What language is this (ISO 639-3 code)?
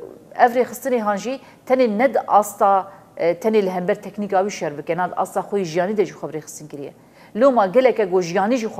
ara